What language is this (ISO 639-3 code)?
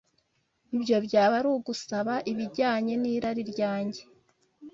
kin